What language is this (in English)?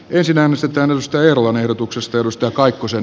Finnish